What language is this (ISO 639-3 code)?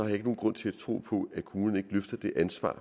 dan